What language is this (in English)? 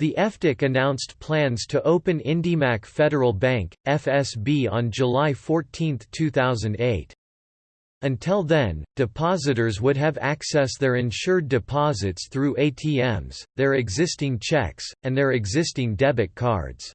English